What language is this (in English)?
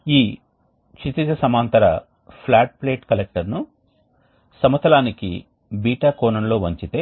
Telugu